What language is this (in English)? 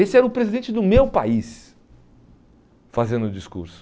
Portuguese